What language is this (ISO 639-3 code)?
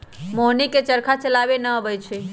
mag